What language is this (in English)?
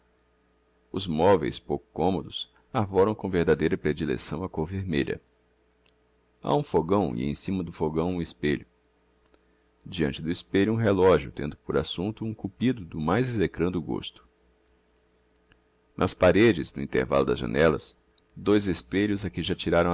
Portuguese